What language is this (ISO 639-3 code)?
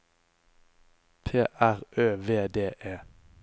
nor